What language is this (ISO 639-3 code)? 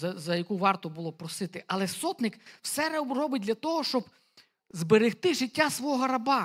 ukr